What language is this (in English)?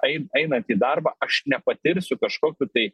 Lithuanian